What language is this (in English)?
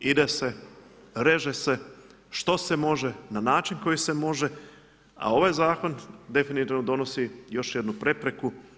Croatian